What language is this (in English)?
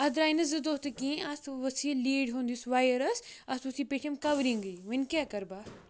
Kashmiri